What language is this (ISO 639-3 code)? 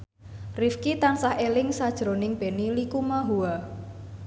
jav